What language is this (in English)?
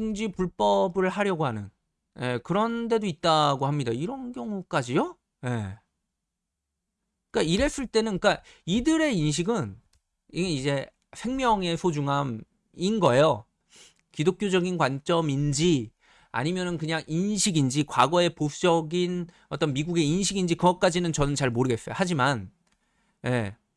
Korean